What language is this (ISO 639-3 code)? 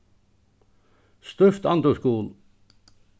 fao